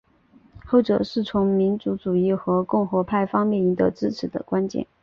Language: Chinese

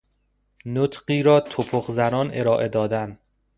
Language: Persian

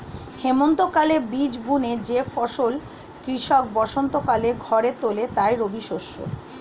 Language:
Bangla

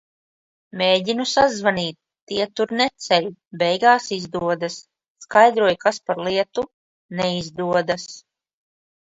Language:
Latvian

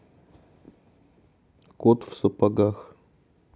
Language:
Russian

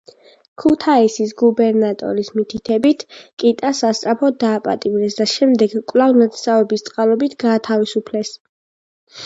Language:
Georgian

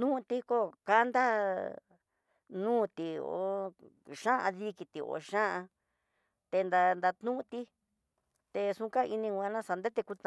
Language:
Tidaá Mixtec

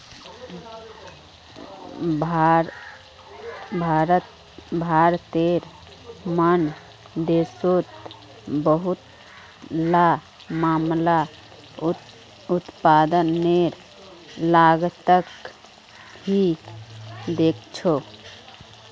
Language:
Magahi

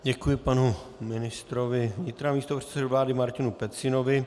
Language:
Czech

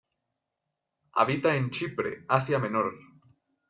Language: Spanish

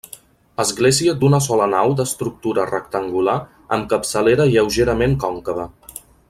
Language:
Catalan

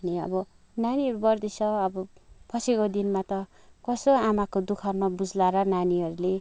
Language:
Nepali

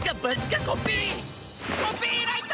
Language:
Japanese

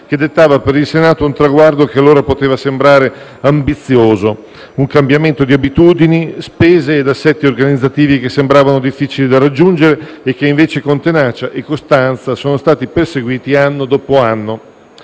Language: Italian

